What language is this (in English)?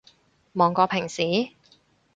Cantonese